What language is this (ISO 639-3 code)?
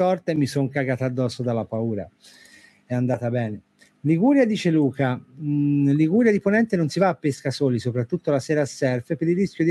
ita